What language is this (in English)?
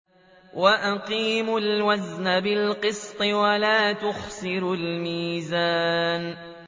Arabic